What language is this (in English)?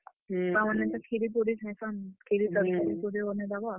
Odia